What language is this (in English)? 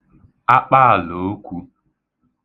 Igbo